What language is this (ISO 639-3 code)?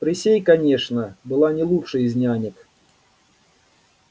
rus